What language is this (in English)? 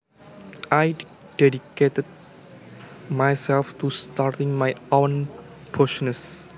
Javanese